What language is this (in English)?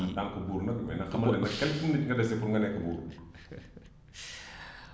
Wolof